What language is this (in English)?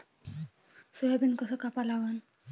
Marathi